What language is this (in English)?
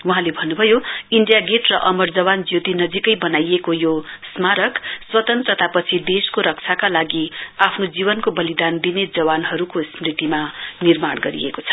Nepali